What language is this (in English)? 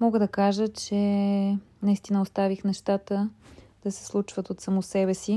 Bulgarian